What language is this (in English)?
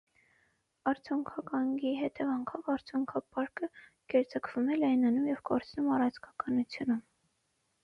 Armenian